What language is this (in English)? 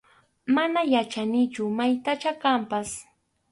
Arequipa-La Unión Quechua